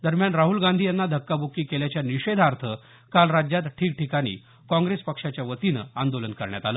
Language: Marathi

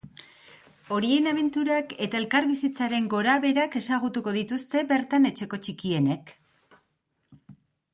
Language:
Basque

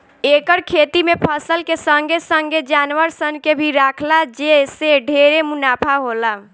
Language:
Bhojpuri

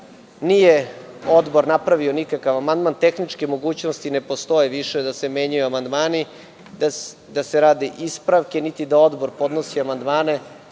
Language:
Serbian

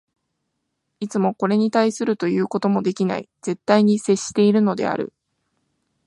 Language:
Japanese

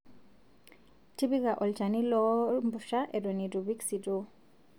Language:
Masai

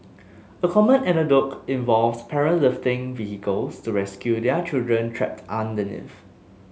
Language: English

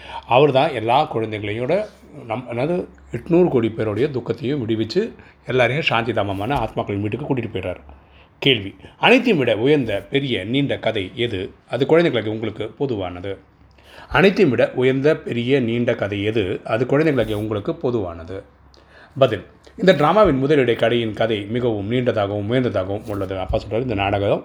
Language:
Tamil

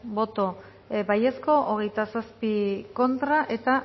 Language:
Basque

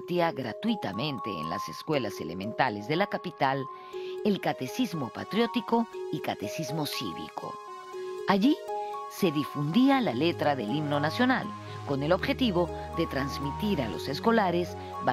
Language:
Spanish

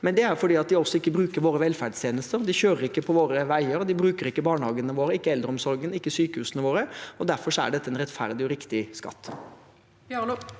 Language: Norwegian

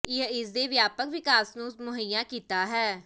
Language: Punjabi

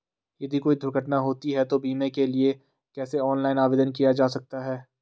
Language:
Hindi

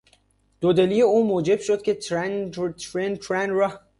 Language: Persian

